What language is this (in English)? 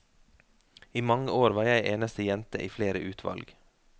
Norwegian